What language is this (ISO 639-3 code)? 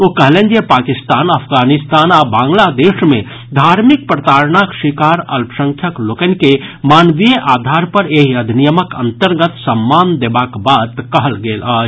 mai